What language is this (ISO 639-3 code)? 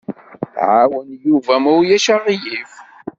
kab